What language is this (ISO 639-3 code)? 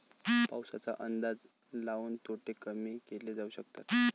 mar